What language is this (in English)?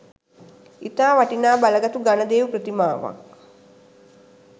Sinhala